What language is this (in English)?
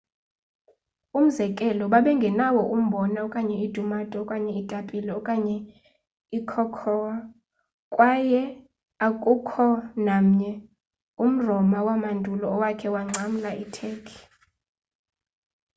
Xhosa